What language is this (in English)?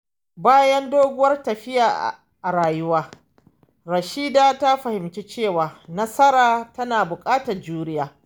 Hausa